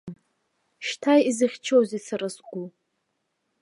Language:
Abkhazian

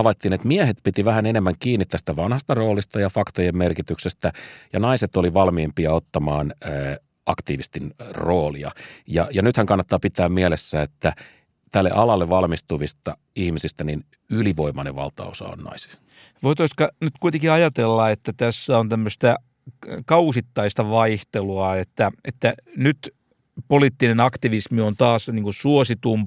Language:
Finnish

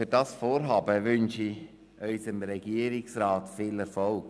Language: Swiss German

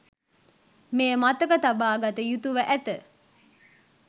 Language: Sinhala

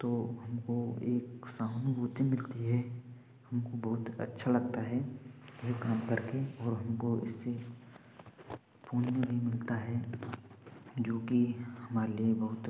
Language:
Hindi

